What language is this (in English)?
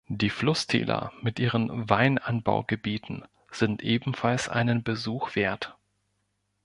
German